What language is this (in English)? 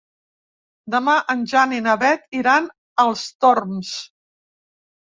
Catalan